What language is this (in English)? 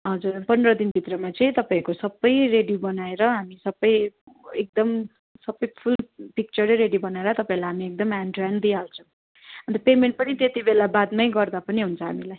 Nepali